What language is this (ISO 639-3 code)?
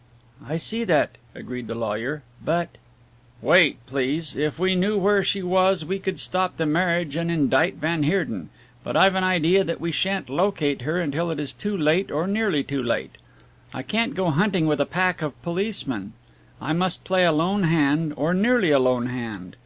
eng